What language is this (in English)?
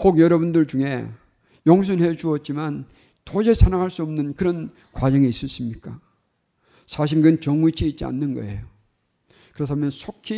Korean